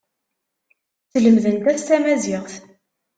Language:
Kabyle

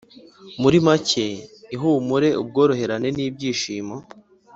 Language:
Kinyarwanda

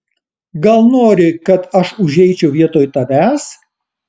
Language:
Lithuanian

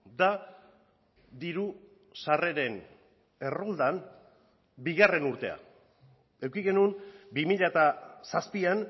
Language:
Basque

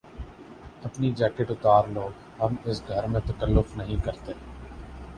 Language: Urdu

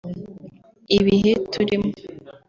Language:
Kinyarwanda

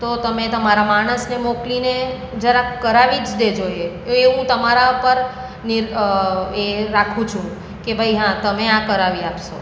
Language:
Gujarati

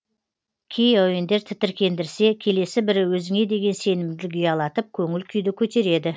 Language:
Kazakh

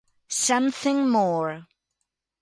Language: Italian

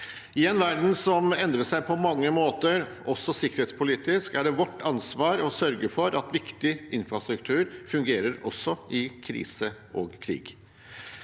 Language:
Norwegian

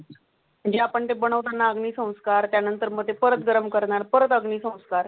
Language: Marathi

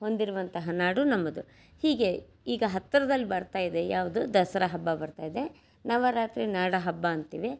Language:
Kannada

